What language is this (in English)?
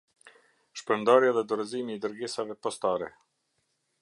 Albanian